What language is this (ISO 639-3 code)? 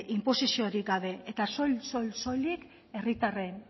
eus